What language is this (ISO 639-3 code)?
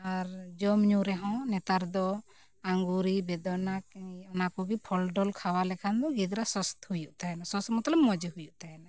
sat